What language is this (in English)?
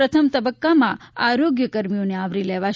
Gujarati